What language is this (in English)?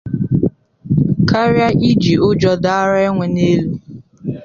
Igbo